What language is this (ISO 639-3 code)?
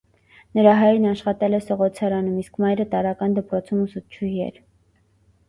hye